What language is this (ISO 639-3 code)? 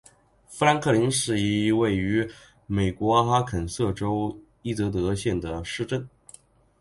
zho